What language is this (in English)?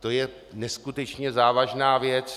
Czech